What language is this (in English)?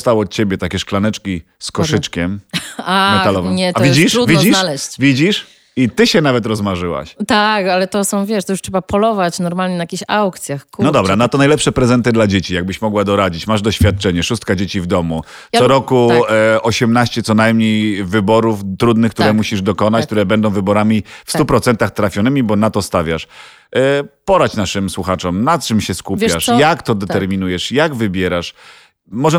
Polish